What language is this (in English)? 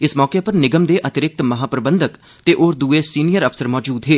Dogri